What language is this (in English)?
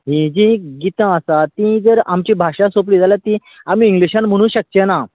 Konkani